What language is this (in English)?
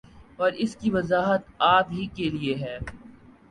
Urdu